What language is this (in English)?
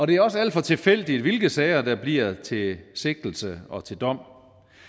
Danish